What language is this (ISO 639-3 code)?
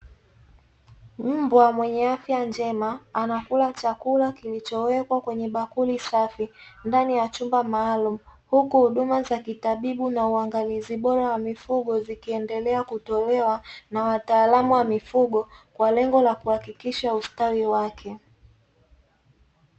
swa